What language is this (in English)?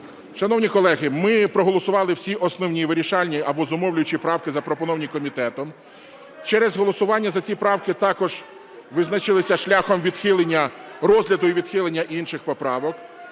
Ukrainian